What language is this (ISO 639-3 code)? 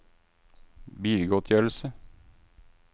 nor